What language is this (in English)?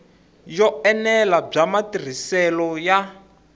Tsonga